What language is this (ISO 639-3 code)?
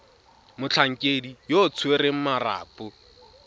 tsn